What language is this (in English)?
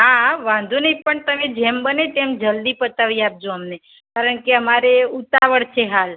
Gujarati